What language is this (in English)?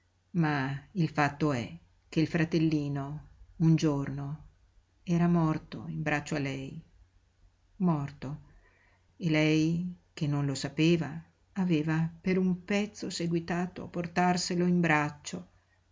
Italian